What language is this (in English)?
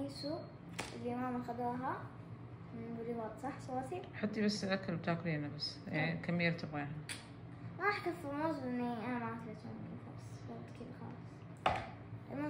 Arabic